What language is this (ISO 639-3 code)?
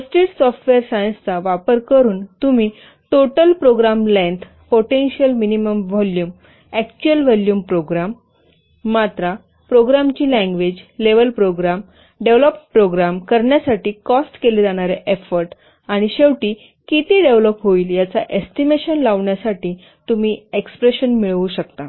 mar